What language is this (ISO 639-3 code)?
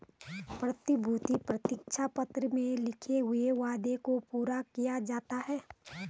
hin